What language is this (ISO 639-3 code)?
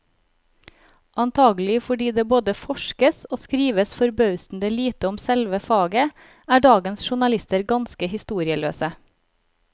nor